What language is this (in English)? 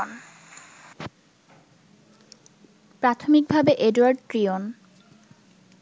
Bangla